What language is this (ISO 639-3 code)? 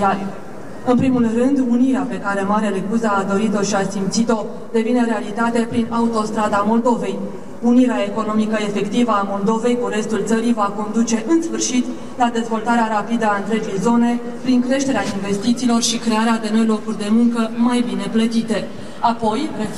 ron